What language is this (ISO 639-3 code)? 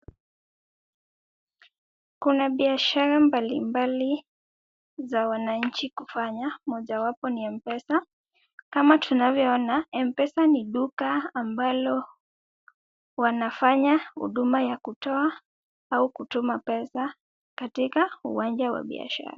swa